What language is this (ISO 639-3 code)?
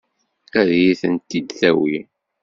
kab